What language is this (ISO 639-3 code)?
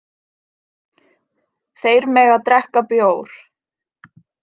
isl